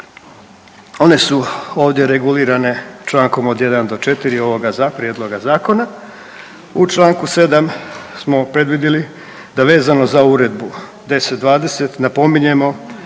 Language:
Croatian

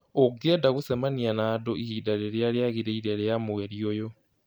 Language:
Kikuyu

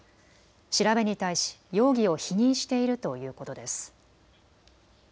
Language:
Japanese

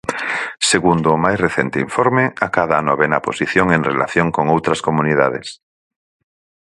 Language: Galician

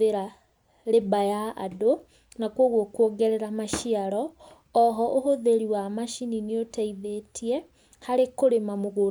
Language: Kikuyu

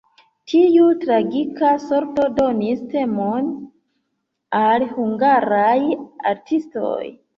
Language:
Esperanto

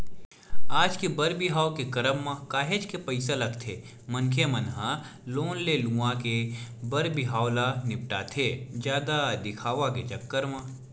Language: Chhattisgarhi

